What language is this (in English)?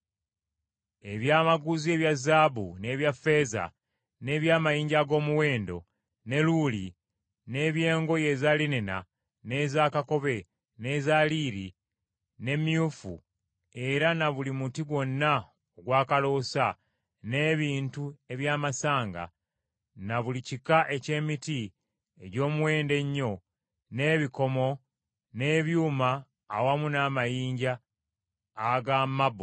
Ganda